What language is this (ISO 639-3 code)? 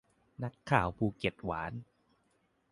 tha